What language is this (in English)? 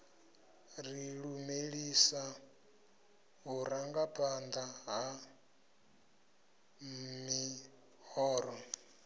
Venda